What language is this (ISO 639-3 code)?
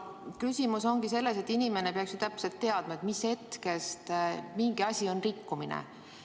est